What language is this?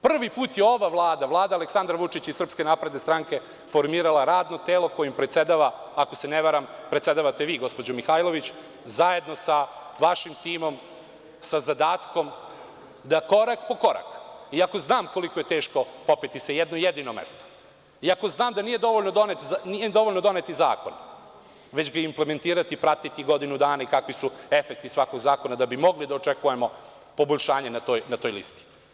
Serbian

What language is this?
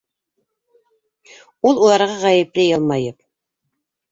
Bashkir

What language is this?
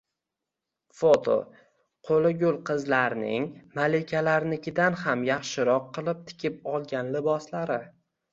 Uzbek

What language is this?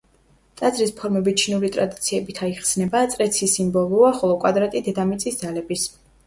Georgian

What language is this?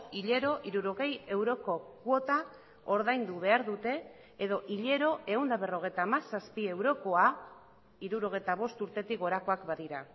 Basque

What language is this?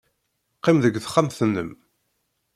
Kabyle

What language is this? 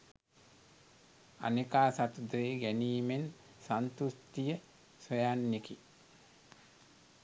Sinhala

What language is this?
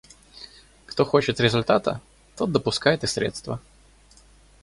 Russian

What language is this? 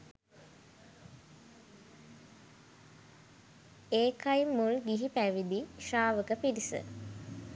Sinhala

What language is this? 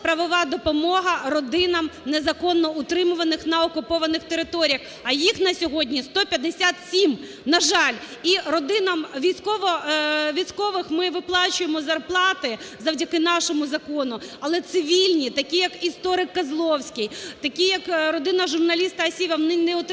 Ukrainian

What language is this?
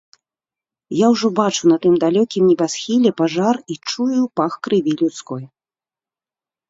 Belarusian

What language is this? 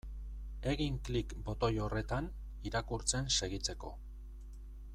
Basque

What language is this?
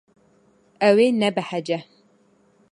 Kurdish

